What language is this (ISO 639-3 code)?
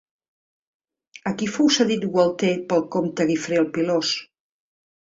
cat